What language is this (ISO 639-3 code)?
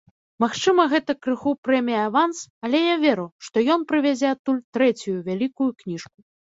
bel